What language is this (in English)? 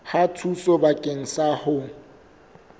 Southern Sotho